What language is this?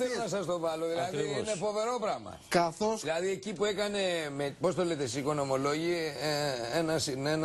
Greek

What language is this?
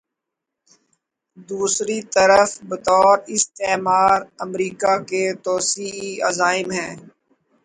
Urdu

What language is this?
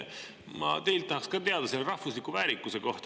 Estonian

